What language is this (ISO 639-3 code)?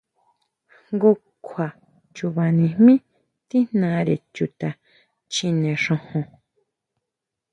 mau